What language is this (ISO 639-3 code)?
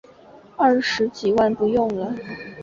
zho